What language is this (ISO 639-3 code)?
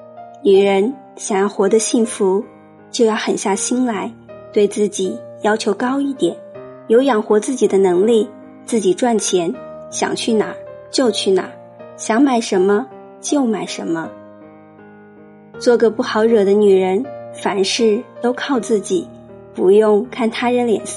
zho